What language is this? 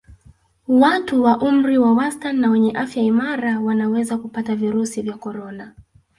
Swahili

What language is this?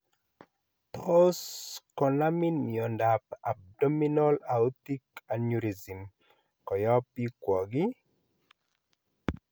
Kalenjin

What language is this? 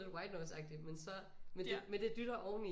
Danish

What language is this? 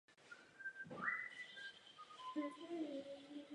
Czech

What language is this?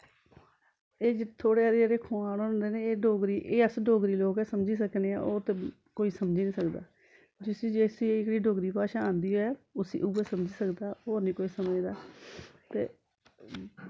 Dogri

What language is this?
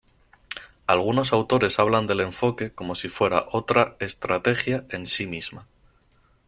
Spanish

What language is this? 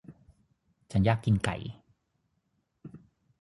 Thai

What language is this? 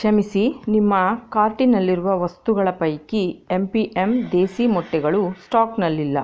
Kannada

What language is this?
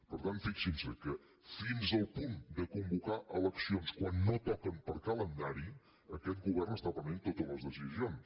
Catalan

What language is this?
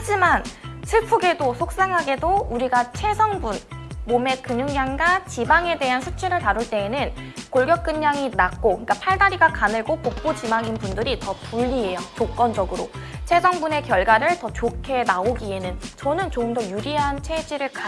Korean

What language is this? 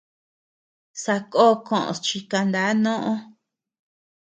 Tepeuxila Cuicatec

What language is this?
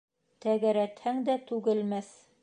Bashkir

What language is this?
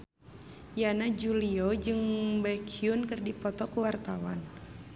Sundanese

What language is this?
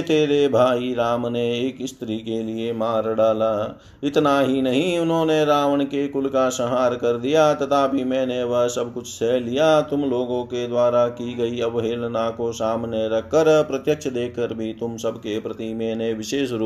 Hindi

